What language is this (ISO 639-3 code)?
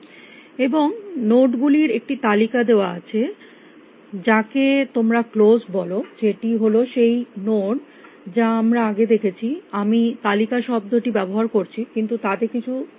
ben